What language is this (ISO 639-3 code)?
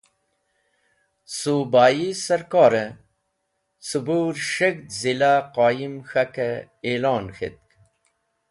wbl